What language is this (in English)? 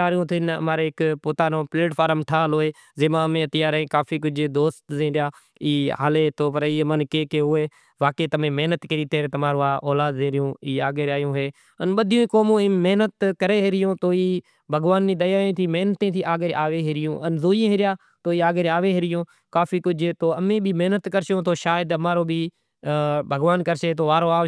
Kachi Koli